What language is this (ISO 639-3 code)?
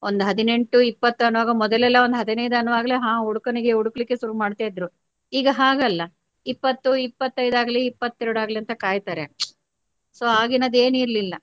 kan